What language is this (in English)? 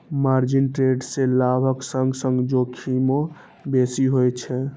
Maithili